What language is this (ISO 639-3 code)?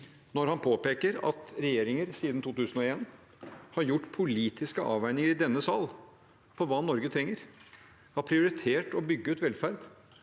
nor